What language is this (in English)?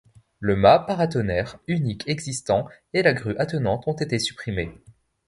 French